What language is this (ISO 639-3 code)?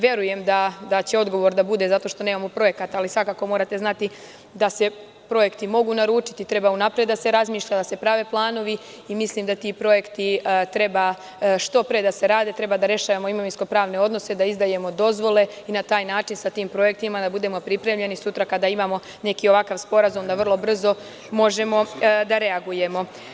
srp